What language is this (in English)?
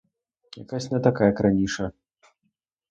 Ukrainian